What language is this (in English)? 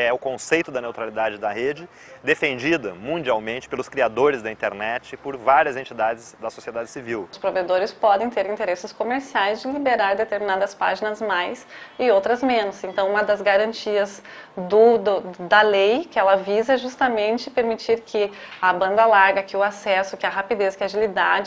Portuguese